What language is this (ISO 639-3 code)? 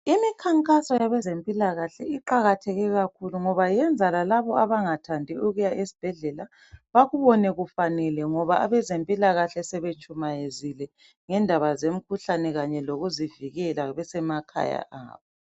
nde